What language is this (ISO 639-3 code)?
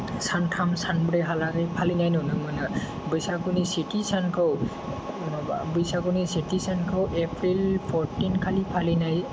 brx